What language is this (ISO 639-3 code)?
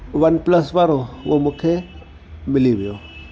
snd